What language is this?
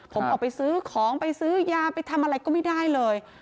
Thai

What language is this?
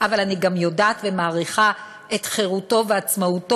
Hebrew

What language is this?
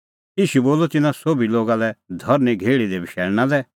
Kullu Pahari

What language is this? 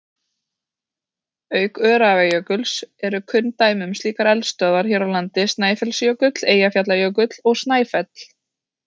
Icelandic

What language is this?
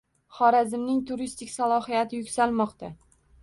Uzbek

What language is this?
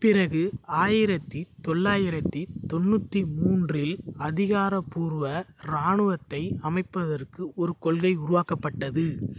Tamil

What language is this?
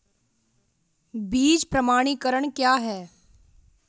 Hindi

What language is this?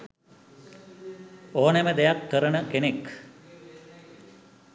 Sinhala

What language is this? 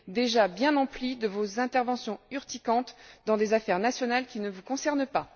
French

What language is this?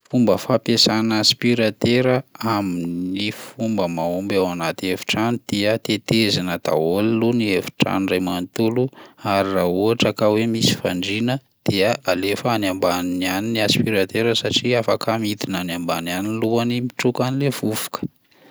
Malagasy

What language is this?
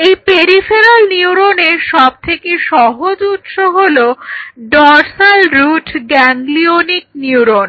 Bangla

